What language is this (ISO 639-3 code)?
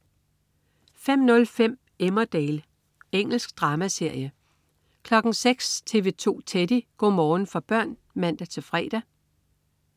dan